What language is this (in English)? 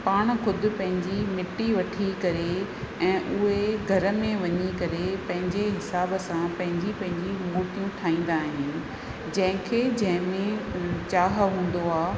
Sindhi